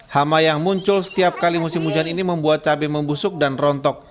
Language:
Indonesian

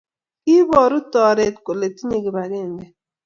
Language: Kalenjin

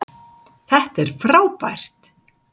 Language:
Icelandic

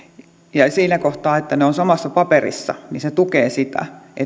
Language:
Finnish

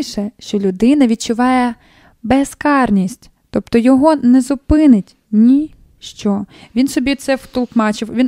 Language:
Ukrainian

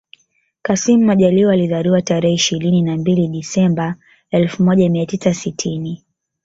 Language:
Swahili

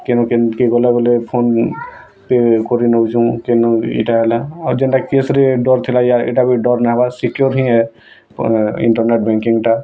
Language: Odia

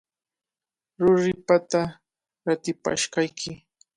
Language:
Cajatambo North Lima Quechua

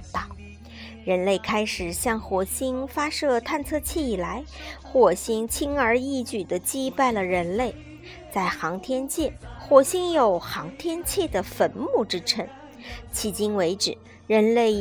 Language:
Chinese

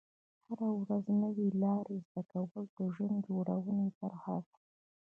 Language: Pashto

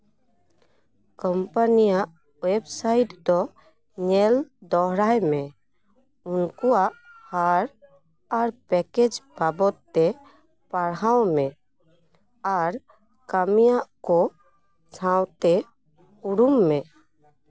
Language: Santali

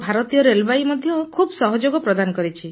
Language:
Odia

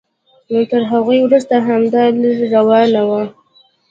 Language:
Pashto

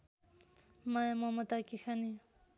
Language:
Nepali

